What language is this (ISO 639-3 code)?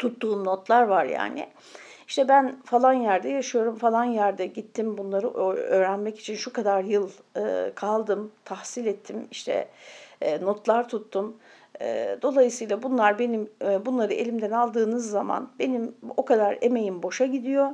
tur